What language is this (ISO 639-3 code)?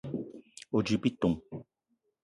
eto